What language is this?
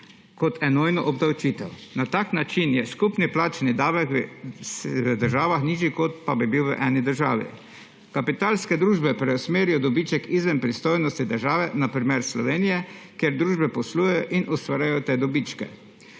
Slovenian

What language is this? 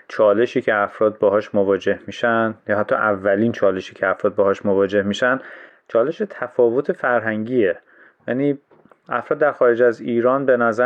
Persian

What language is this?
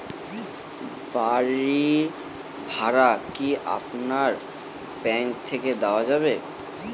Bangla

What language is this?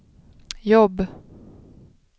Swedish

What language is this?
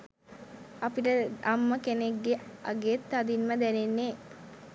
Sinhala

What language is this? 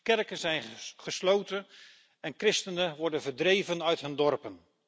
Dutch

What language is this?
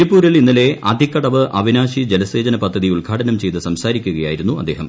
Malayalam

